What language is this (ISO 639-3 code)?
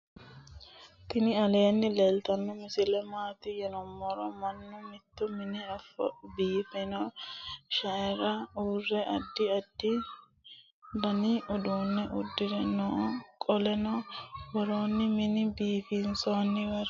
sid